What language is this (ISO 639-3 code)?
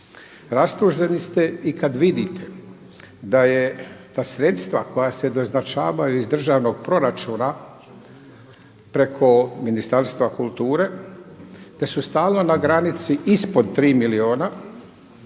hrv